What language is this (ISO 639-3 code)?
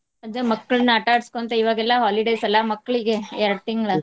kan